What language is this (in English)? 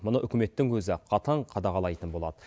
Kazakh